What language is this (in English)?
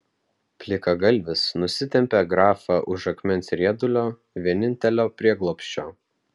Lithuanian